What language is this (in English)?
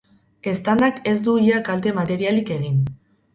Basque